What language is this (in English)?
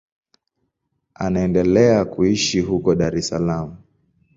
Swahili